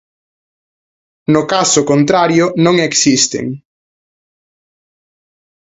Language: Galician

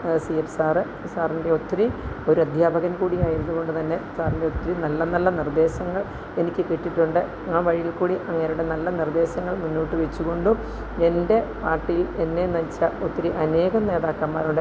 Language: Malayalam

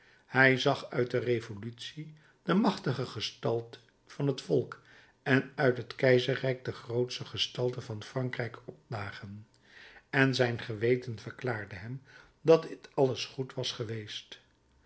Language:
Dutch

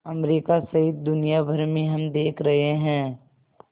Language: Hindi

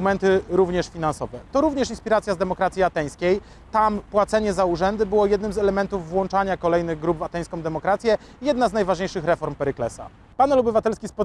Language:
Polish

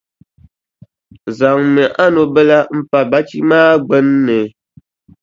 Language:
Dagbani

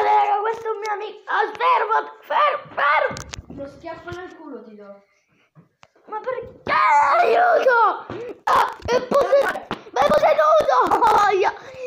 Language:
Italian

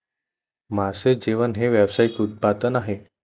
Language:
Marathi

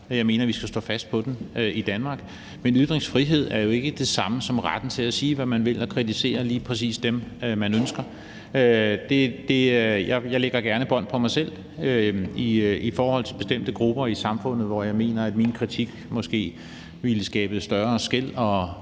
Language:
Danish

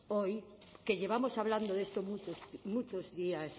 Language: Spanish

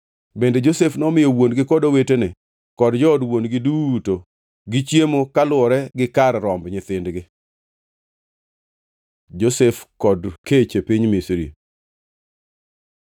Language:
Luo (Kenya and Tanzania)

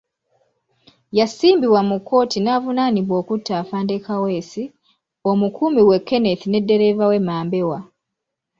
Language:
Ganda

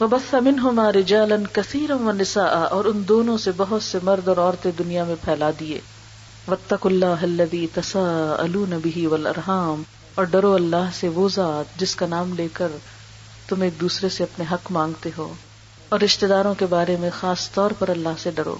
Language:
Urdu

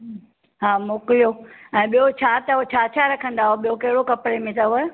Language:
Sindhi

